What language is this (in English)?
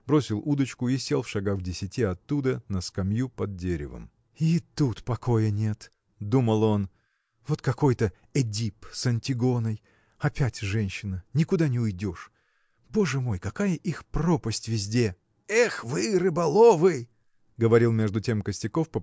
Russian